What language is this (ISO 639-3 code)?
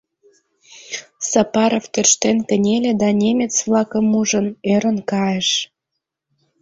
chm